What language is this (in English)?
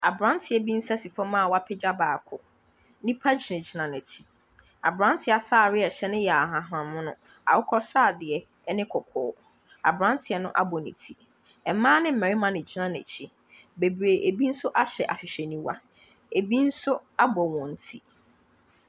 Akan